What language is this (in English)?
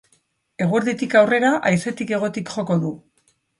Basque